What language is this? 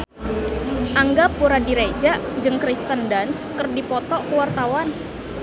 Sundanese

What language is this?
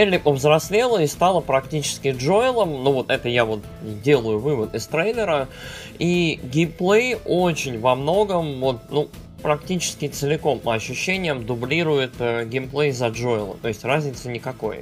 Russian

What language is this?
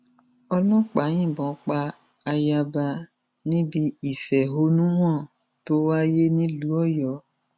Yoruba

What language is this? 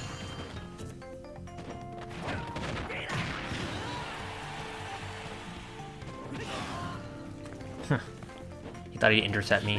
English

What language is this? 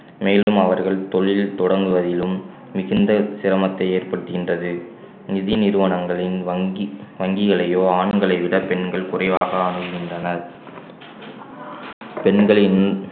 Tamil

